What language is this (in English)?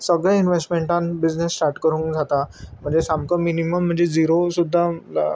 Konkani